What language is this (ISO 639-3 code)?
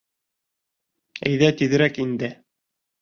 bak